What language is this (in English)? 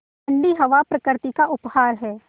Hindi